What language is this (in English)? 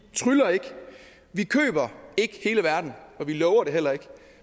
Danish